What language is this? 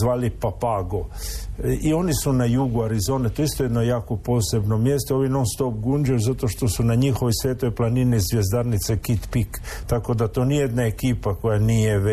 Croatian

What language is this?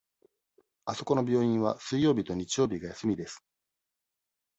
Japanese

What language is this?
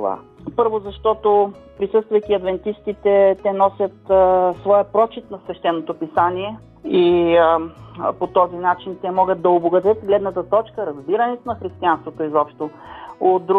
Bulgarian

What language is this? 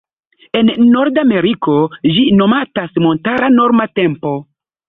Esperanto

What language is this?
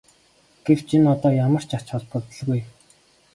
Mongolian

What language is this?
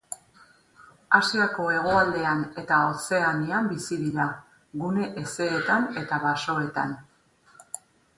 Basque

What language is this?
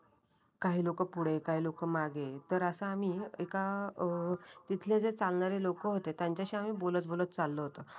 Marathi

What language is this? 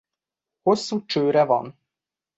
Hungarian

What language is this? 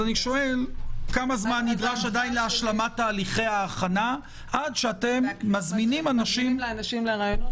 Hebrew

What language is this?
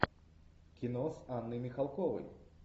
Russian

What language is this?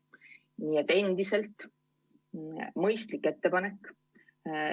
Estonian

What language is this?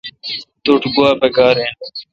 Kalkoti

